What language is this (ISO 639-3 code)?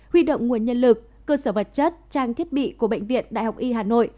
vie